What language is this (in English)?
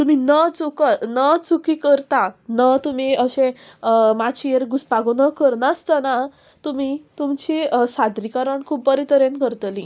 Konkani